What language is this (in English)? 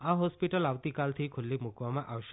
Gujarati